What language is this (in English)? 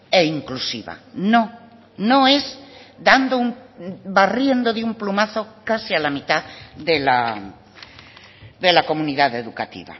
Spanish